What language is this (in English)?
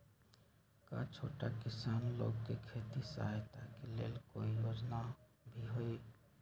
Magahi